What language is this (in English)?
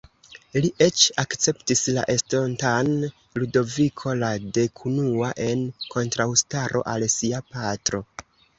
Esperanto